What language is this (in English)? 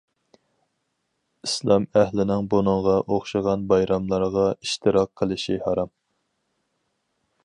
Uyghur